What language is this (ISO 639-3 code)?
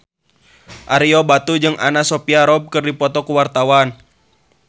sun